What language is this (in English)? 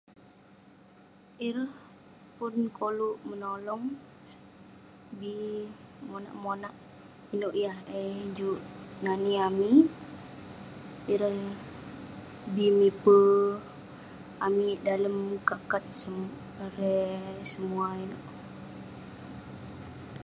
Western Penan